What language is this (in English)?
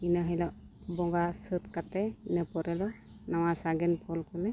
Santali